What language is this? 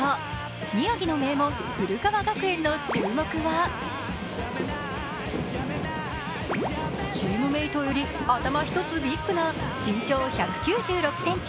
Japanese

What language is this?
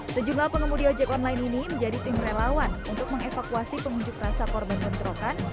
Indonesian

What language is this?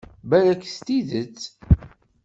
Kabyle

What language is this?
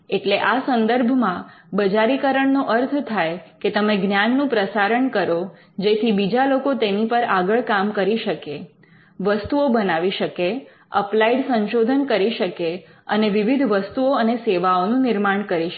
Gujarati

